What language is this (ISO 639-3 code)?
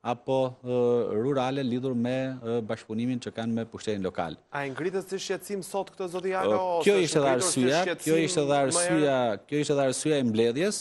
bul